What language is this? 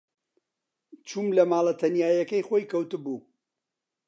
Central Kurdish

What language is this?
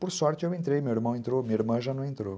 Portuguese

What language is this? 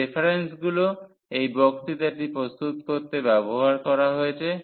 Bangla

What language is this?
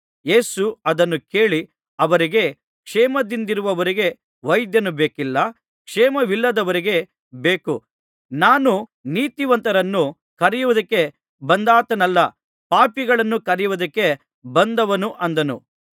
Kannada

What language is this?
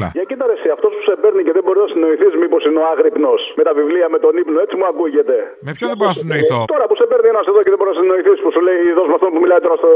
Greek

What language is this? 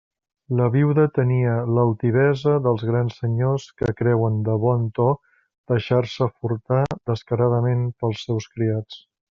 Catalan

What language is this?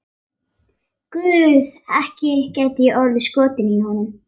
Icelandic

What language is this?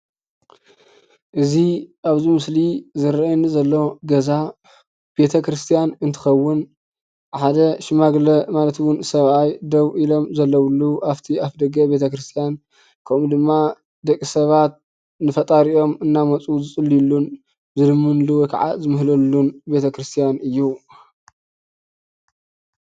Tigrinya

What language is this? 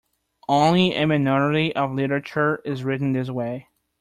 English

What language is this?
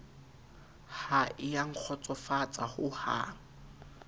Southern Sotho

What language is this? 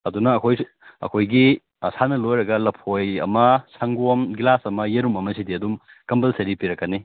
Manipuri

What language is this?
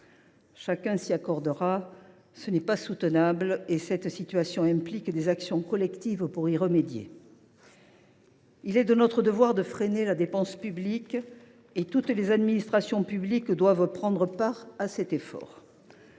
French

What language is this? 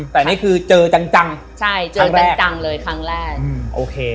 Thai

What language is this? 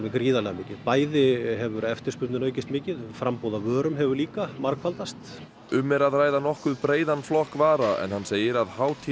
Icelandic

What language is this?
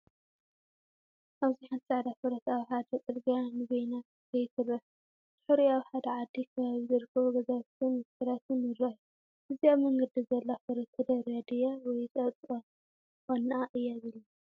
Tigrinya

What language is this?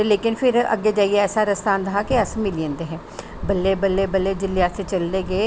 Dogri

